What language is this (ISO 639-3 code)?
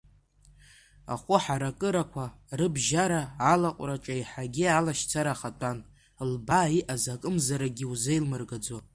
abk